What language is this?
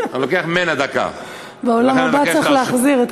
Hebrew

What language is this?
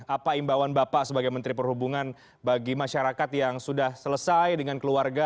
Indonesian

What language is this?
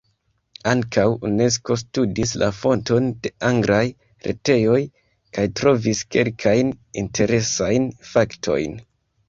Esperanto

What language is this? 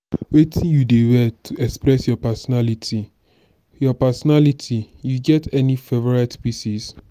Nigerian Pidgin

